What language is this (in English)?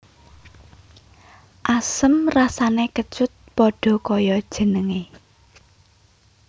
Javanese